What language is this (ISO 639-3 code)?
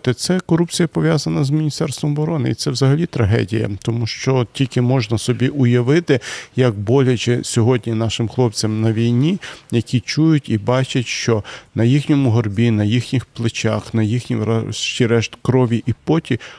ukr